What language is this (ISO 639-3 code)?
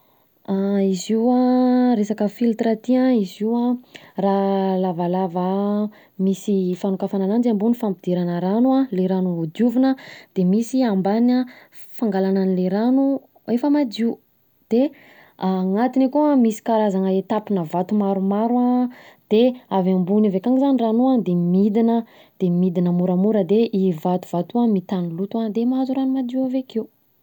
bzc